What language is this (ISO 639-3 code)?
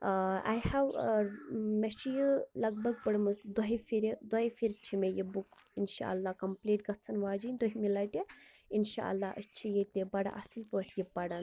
kas